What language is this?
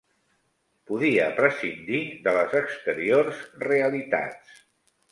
Catalan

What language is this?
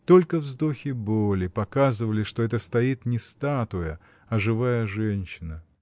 Russian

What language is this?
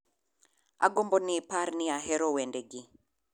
Luo (Kenya and Tanzania)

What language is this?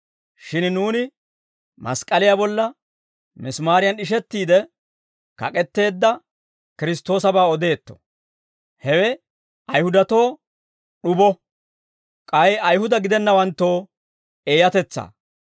Dawro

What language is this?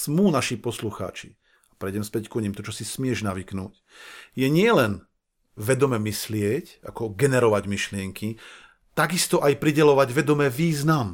Slovak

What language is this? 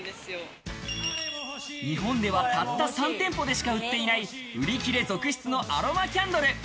Japanese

